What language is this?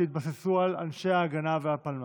Hebrew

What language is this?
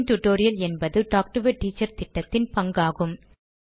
Tamil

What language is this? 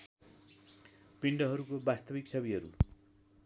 Nepali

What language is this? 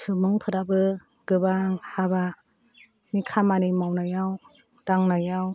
Bodo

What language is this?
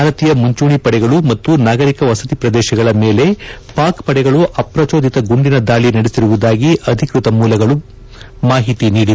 Kannada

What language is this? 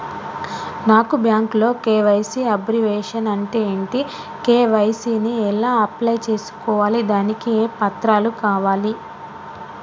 Telugu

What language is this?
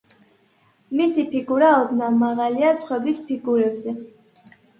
Georgian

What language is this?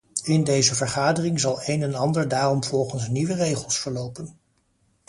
Dutch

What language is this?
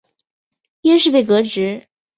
Chinese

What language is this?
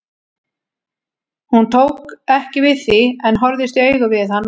Icelandic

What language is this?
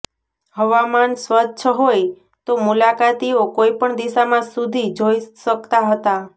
Gujarati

